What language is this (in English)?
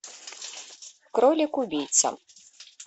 Russian